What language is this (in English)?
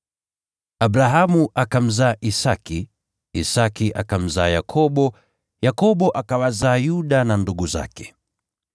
Swahili